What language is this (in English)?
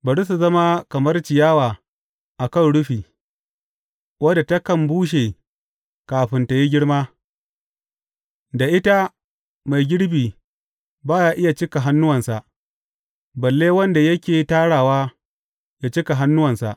Hausa